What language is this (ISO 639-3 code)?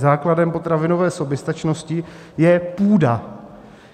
ces